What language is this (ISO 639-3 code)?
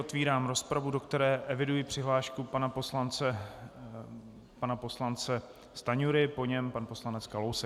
ces